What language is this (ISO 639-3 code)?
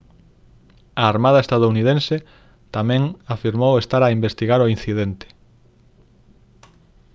glg